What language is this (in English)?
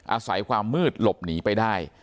Thai